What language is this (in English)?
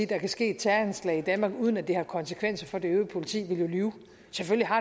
Danish